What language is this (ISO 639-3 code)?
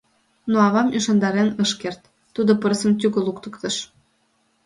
chm